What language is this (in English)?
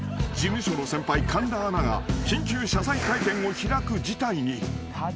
Japanese